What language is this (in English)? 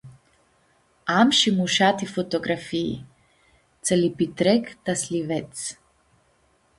Aromanian